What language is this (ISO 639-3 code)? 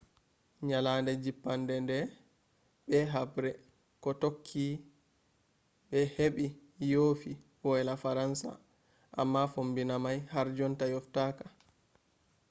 ful